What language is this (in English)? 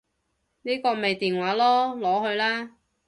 Cantonese